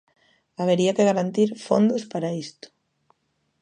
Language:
Galician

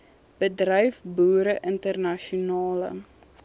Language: Afrikaans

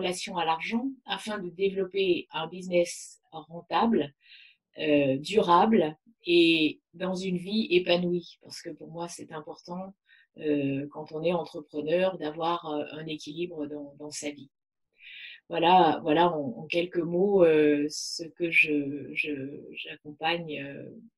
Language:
French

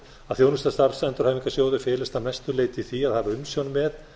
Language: Icelandic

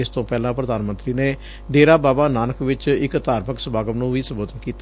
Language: Punjabi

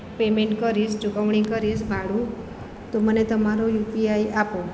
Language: Gujarati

